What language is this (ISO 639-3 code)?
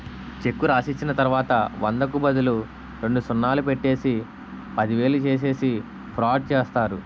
tel